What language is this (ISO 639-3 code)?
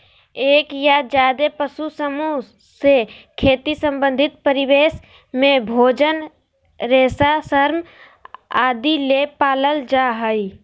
mag